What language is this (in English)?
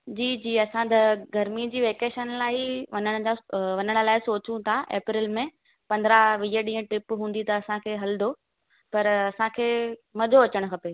Sindhi